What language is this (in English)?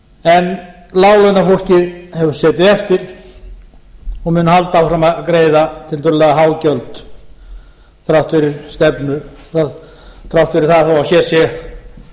Icelandic